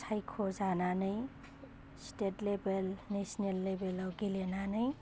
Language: Bodo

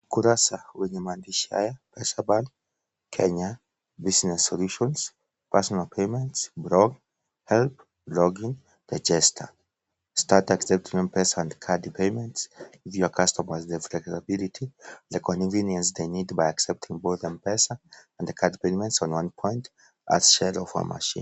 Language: Swahili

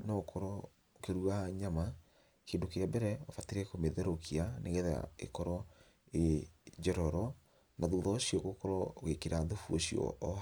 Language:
Kikuyu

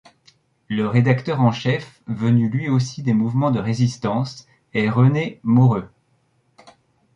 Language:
French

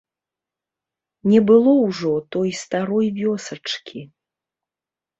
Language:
Belarusian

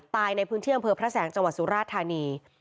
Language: Thai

